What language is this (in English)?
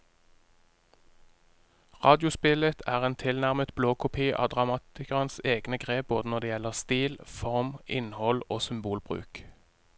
Norwegian